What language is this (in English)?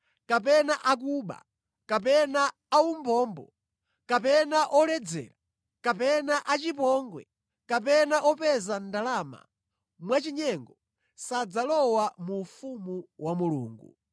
Nyanja